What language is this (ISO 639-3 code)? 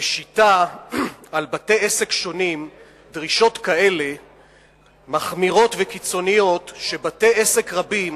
heb